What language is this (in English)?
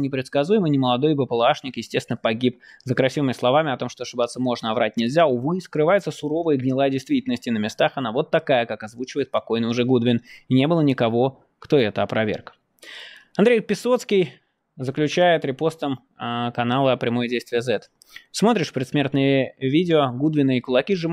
Russian